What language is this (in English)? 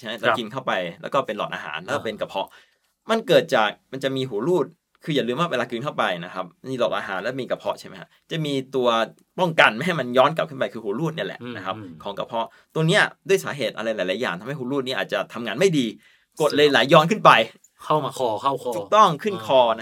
Thai